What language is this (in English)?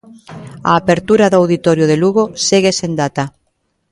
Galician